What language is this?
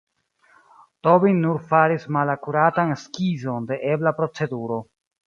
Esperanto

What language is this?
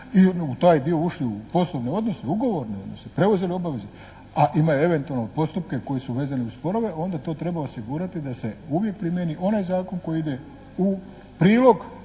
Croatian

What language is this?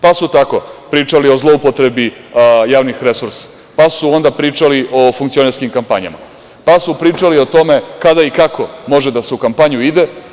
Serbian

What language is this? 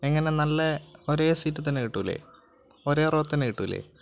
Malayalam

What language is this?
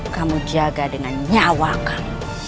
Indonesian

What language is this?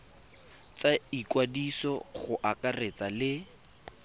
Tswana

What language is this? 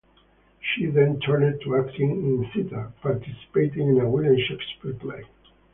English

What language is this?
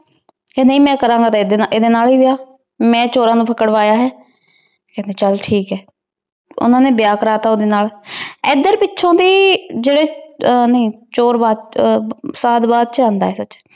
Punjabi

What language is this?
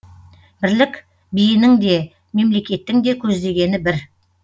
Kazakh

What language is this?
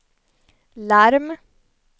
Swedish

